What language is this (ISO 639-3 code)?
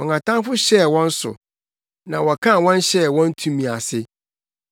aka